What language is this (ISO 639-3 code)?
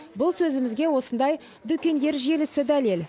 kaz